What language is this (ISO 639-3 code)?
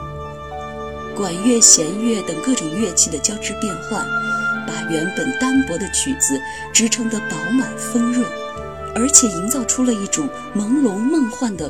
zho